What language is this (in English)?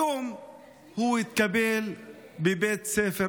Hebrew